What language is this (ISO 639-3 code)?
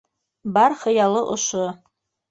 bak